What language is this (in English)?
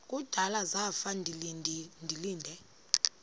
Xhosa